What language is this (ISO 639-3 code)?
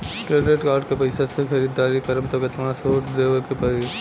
bho